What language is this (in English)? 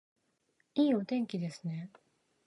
Japanese